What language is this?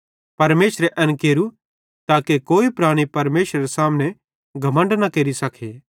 Bhadrawahi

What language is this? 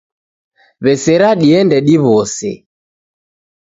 Taita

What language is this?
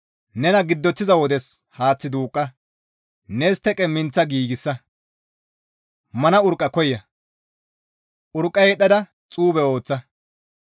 Gamo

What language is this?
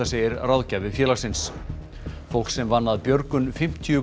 Icelandic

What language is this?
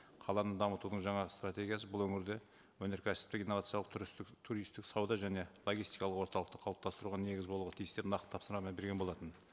Kazakh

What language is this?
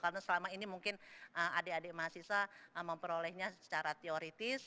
Indonesian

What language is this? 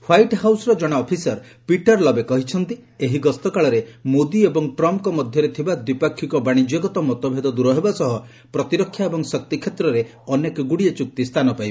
Odia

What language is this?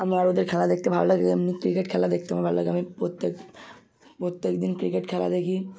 Bangla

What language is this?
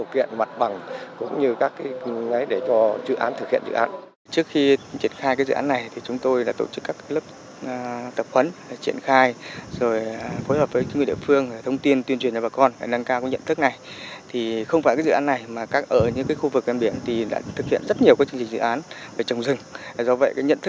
Vietnamese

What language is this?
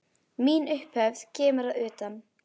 Icelandic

